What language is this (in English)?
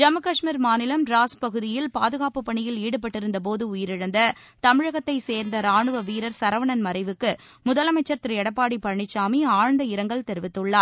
Tamil